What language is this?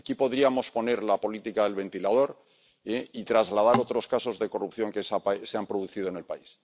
Spanish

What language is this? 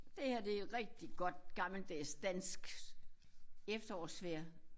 Danish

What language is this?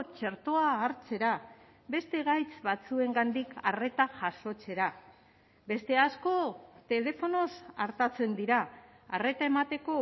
Basque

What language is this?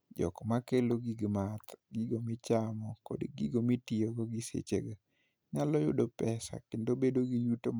Luo (Kenya and Tanzania)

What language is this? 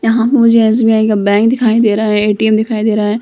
Hindi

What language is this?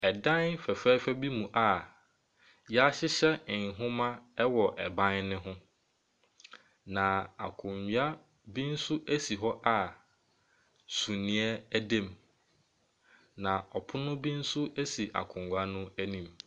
Akan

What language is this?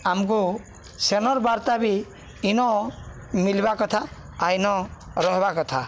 Odia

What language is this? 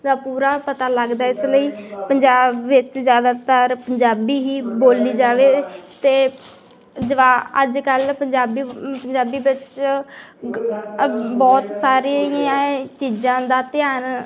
Punjabi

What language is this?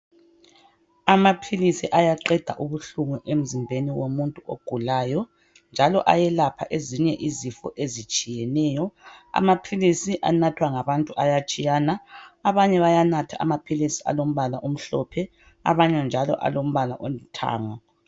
North Ndebele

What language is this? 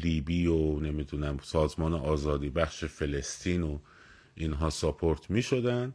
Persian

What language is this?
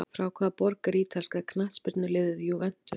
Icelandic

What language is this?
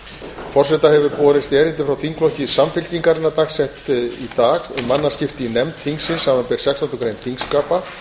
Icelandic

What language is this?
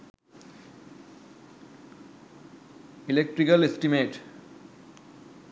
Sinhala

